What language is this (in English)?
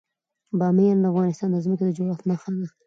Pashto